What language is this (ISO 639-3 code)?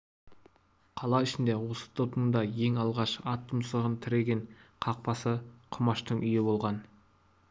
kaz